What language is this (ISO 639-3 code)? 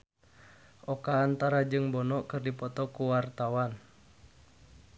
sun